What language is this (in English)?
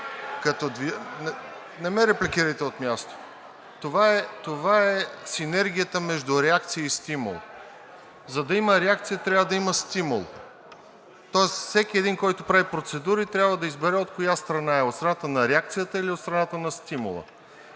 Bulgarian